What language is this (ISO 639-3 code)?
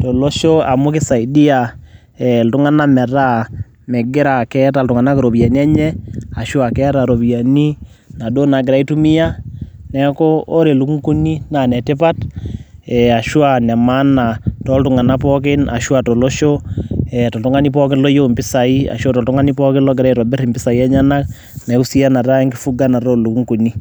mas